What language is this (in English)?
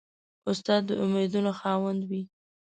Pashto